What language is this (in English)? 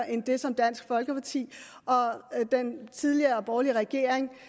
Danish